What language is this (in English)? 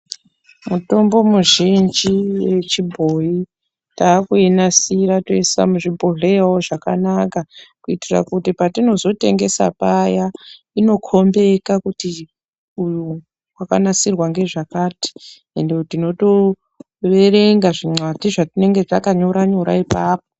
Ndau